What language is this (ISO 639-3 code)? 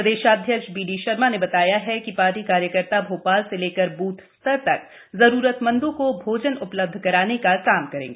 hin